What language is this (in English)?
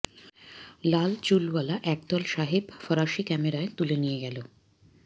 Bangla